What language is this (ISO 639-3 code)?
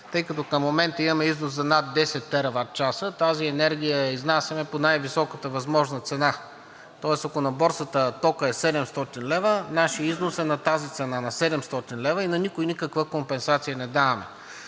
bul